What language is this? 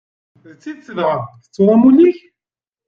Kabyle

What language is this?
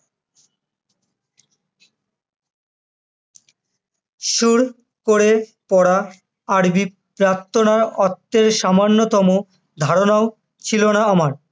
Bangla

